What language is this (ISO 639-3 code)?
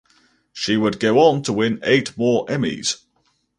eng